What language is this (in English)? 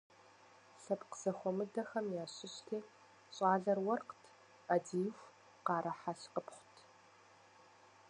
Kabardian